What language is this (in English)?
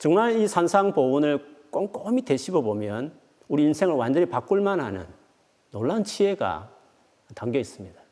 Korean